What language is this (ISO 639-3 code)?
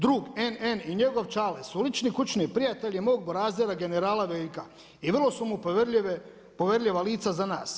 hrv